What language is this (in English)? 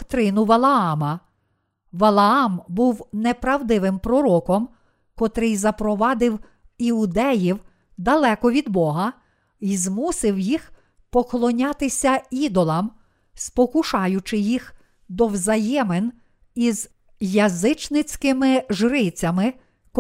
Ukrainian